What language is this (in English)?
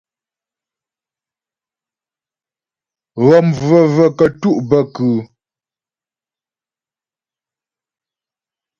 Ghomala